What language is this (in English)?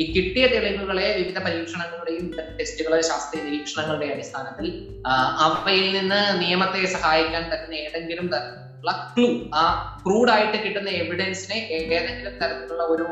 Malayalam